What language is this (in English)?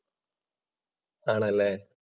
Malayalam